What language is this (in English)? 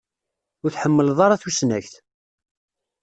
Kabyle